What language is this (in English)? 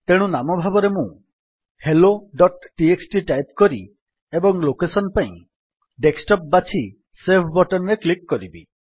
Odia